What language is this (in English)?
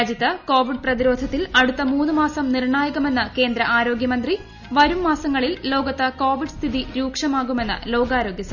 Malayalam